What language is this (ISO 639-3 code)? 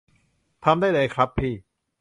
tha